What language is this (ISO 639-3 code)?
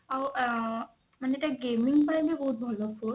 ori